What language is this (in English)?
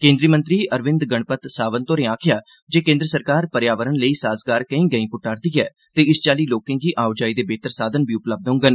Dogri